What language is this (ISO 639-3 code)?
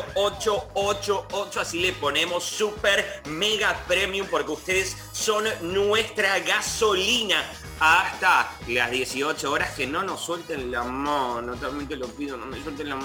spa